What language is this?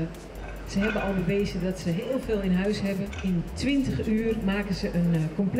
Dutch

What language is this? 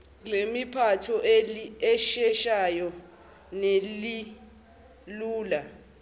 Zulu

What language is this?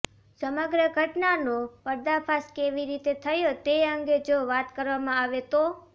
Gujarati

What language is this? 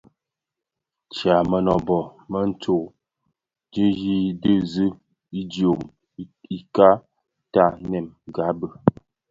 Bafia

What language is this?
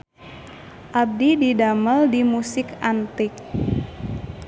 Sundanese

